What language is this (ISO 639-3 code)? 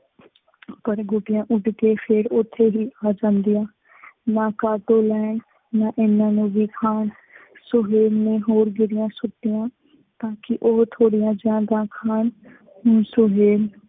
pan